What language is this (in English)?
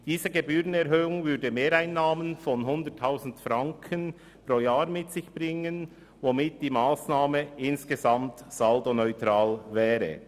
Swiss German